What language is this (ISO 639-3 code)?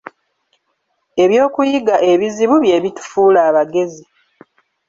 lug